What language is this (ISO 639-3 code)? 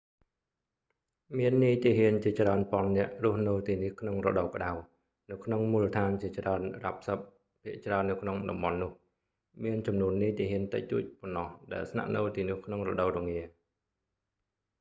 khm